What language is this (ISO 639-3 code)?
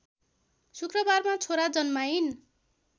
nep